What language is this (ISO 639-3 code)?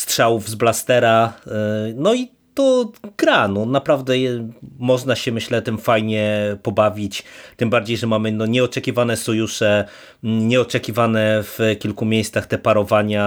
pol